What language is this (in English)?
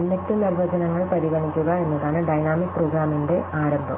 Malayalam